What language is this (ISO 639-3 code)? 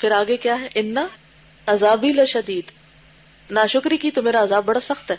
urd